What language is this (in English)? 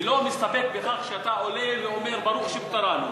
Hebrew